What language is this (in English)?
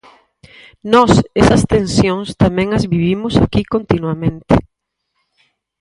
Galician